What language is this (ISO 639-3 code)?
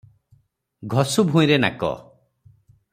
ori